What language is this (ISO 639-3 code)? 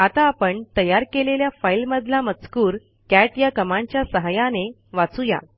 mar